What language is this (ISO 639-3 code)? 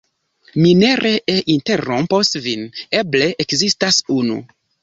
epo